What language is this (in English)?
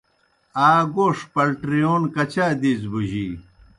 Kohistani Shina